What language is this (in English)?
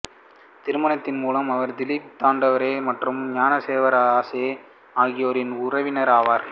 Tamil